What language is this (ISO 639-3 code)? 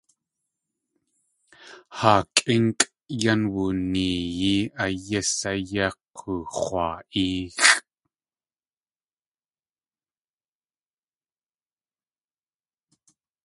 tli